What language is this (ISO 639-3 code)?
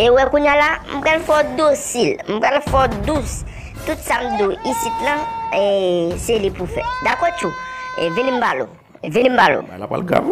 fra